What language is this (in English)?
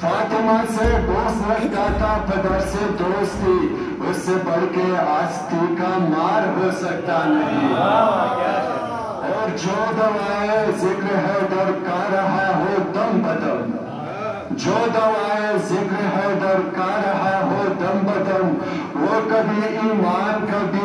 Arabic